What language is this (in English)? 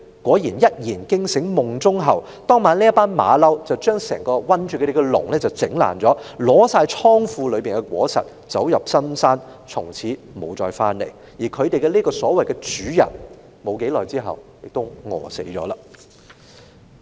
Cantonese